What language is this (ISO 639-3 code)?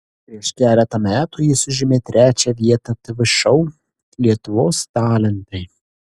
lit